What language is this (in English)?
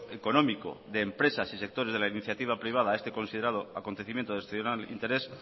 Spanish